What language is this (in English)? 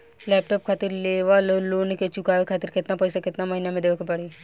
Bhojpuri